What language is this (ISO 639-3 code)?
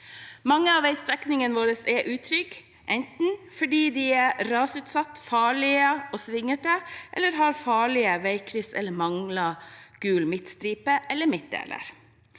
nor